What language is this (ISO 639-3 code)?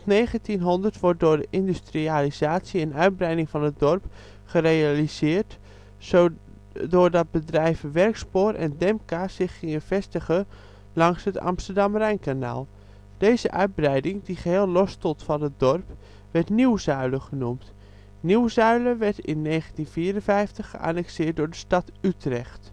nld